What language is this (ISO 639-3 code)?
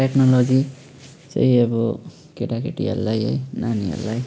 nep